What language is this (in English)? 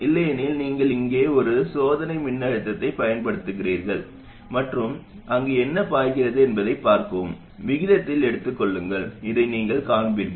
Tamil